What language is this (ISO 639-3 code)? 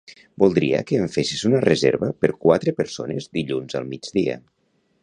cat